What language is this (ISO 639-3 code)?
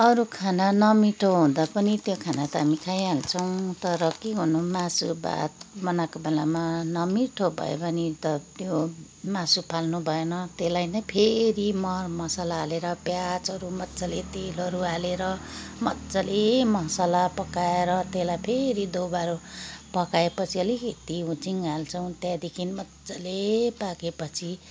nep